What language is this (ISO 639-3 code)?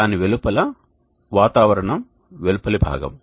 tel